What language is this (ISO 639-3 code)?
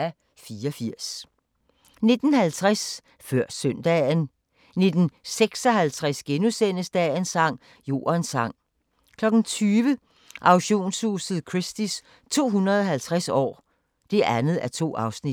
dan